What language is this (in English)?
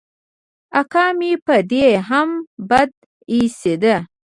Pashto